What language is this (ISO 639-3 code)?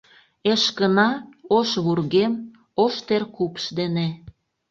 chm